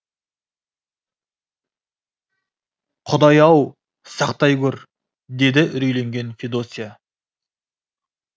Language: Kazakh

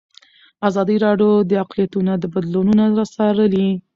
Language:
Pashto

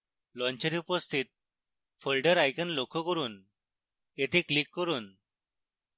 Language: Bangla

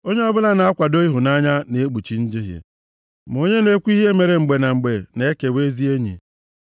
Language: Igbo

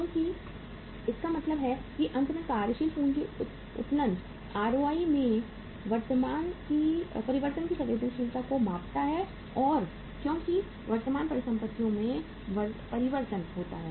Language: Hindi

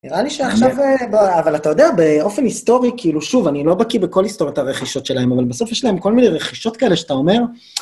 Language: Hebrew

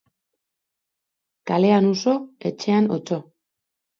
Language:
Basque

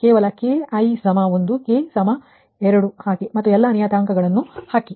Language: Kannada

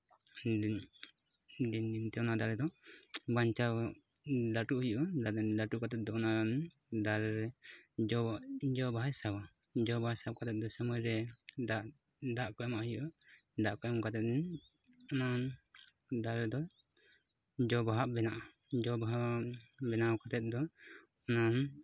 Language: Santali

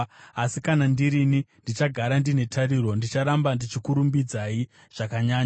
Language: Shona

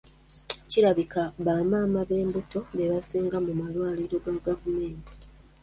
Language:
Ganda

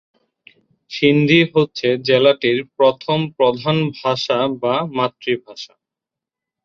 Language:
Bangla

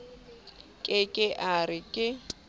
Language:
Southern Sotho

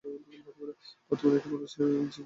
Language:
Bangla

